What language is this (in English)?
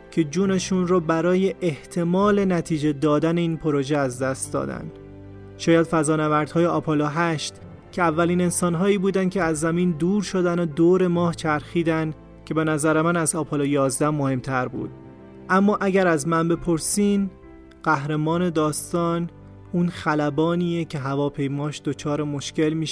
Persian